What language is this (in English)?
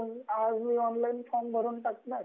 Marathi